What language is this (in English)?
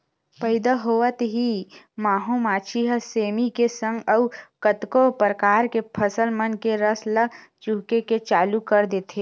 Chhattisgarhi